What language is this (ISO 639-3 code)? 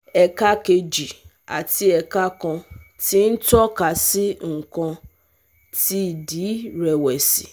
yor